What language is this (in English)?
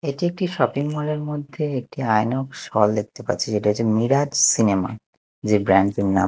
Bangla